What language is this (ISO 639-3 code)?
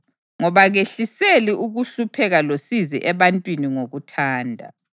nde